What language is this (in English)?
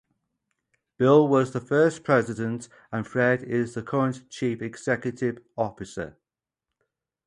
English